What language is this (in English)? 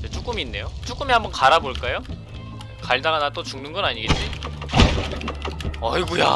Korean